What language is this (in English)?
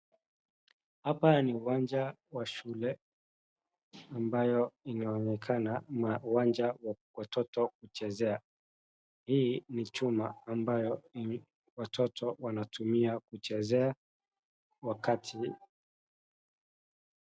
Swahili